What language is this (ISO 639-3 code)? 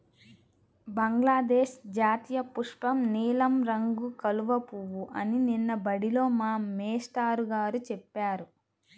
tel